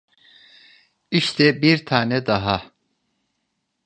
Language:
Turkish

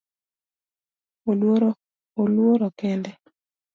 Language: Luo (Kenya and Tanzania)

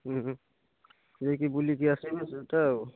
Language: Odia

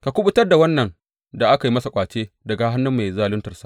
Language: Hausa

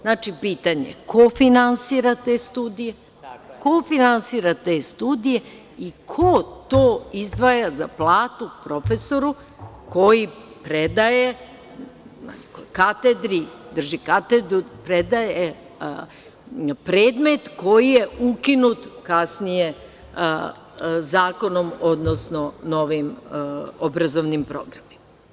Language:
Serbian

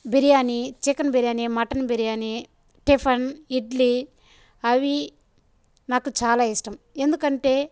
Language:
Telugu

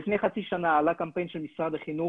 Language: Hebrew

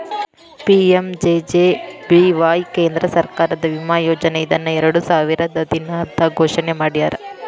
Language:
Kannada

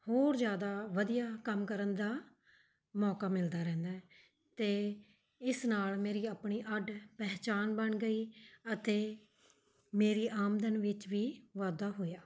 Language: Punjabi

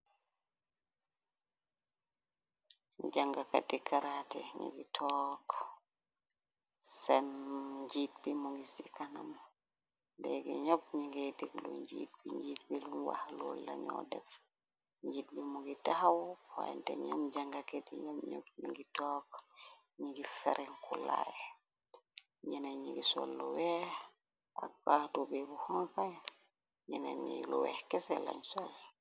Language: Wolof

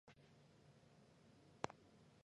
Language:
Chinese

